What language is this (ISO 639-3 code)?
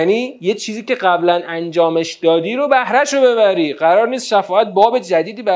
fas